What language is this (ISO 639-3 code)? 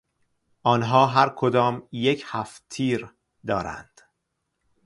fas